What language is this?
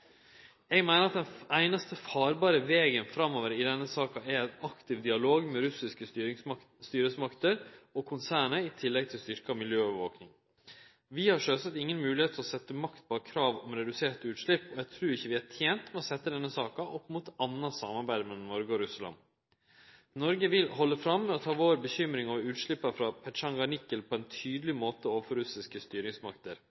Norwegian Nynorsk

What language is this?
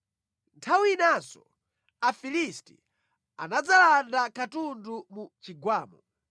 Nyanja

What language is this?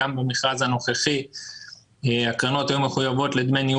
Hebrew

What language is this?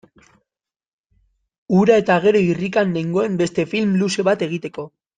Basque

